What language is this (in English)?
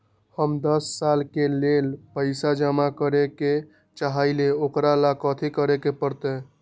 Magahi